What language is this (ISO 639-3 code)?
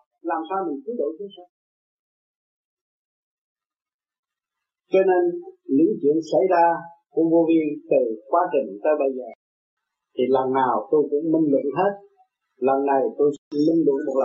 vie